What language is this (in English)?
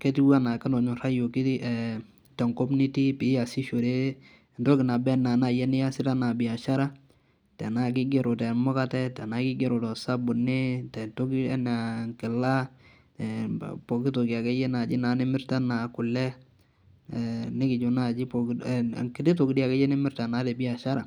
Masai